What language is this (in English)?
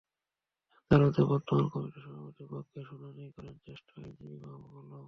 Bangla